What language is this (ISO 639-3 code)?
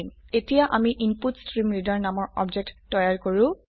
asm